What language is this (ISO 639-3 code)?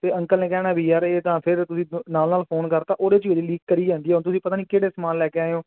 pan